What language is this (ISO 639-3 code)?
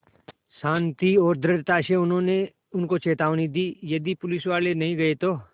hin